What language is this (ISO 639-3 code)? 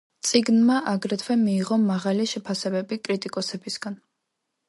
kat